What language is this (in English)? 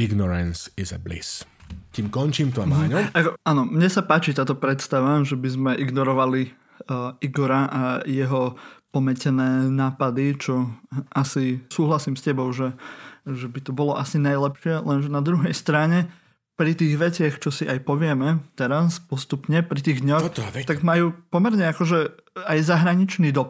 Slovak